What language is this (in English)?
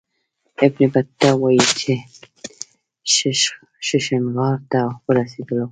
Pashto